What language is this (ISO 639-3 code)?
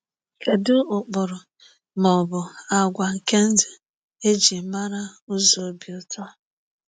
ibo